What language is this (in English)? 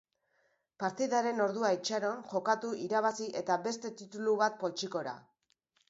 Basque